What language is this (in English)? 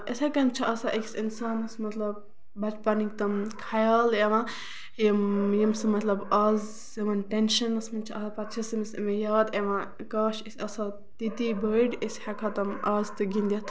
Kashmiri